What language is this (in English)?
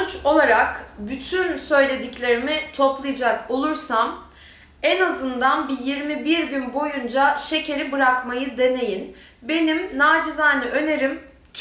Turkish